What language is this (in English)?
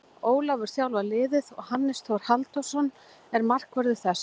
Icelandic